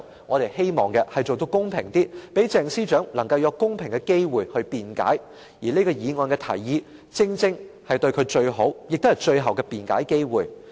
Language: Cantonese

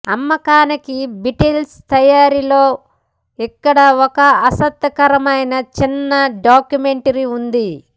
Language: Telugu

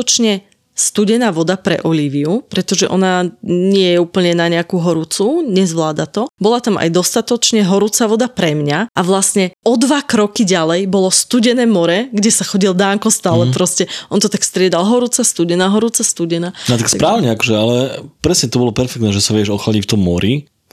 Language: Slovak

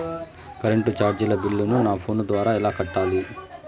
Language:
Telugu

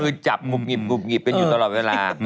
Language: Thai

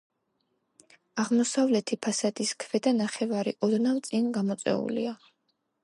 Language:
Georgian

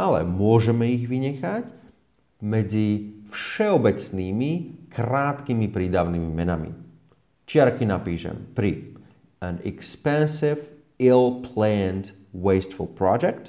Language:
Slovak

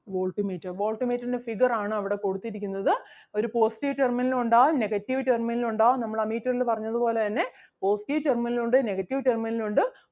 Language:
Malayalam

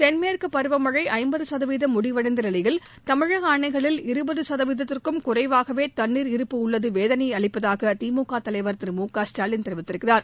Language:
Tamil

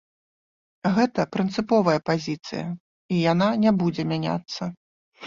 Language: Belarusian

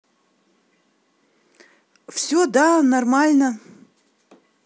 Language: Russian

